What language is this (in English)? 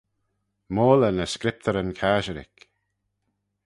Manx